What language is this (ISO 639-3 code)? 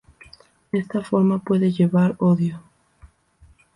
spa